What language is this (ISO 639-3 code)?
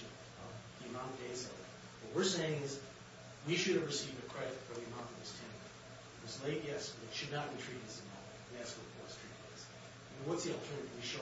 eng